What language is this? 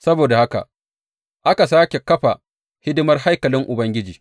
Hausa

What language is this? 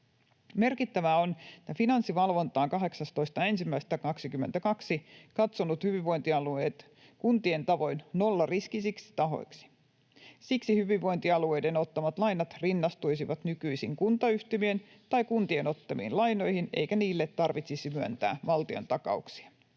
Finnish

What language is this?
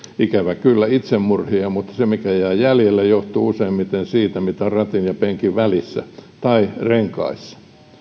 Finnish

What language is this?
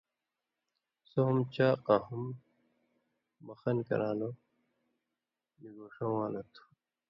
Indus Kohistani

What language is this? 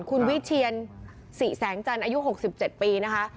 Thai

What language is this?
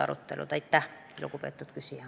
Estonian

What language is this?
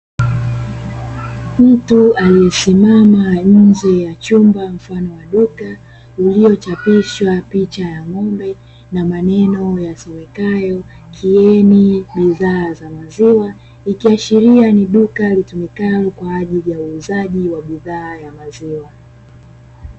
Swahili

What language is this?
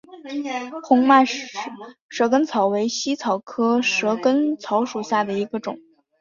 Chinese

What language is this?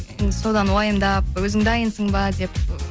Kazakh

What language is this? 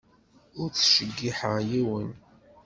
Kabyle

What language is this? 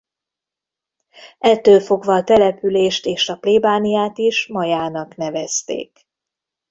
Hungarian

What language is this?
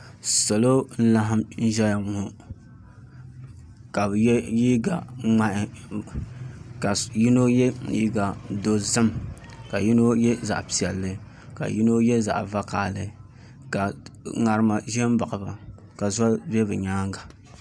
Dagbani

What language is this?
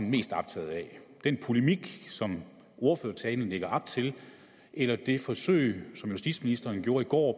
Danish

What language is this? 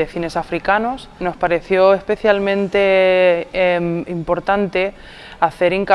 Spanish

